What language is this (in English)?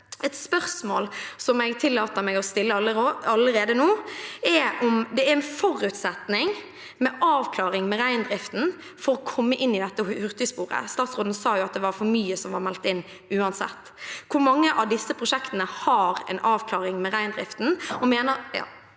Norwegian